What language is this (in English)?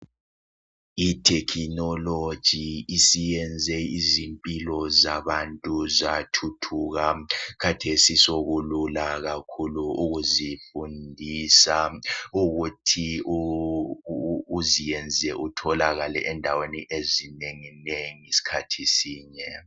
North Ndebele